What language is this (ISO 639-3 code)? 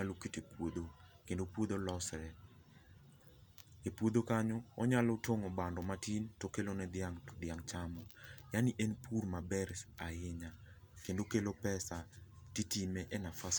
luo